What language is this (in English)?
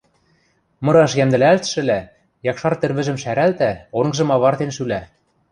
Western Mari